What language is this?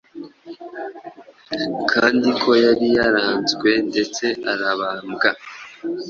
Kinyarwanda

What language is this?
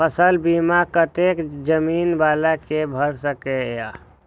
Maithili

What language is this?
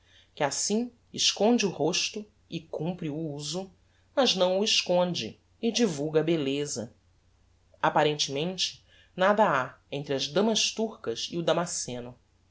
Portuguese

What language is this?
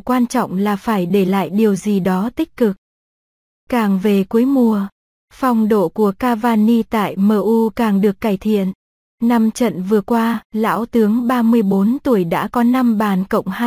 Vietnamese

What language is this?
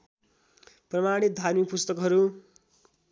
Nepali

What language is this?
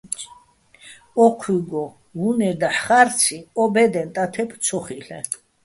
Bats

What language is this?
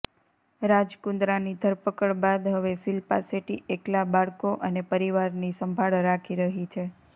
Gujarati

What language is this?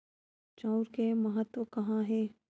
Chhattisgarhi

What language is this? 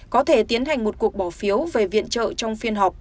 Vietnamese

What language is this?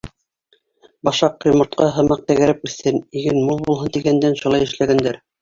Bashkir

